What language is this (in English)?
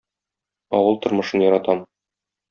Tatar